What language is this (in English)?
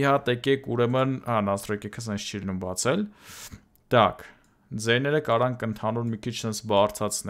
German